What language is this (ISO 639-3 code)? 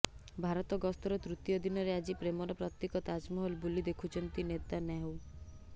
ori